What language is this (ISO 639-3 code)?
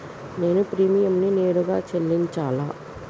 tel